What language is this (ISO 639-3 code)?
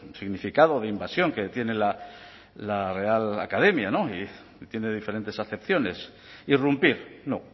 spa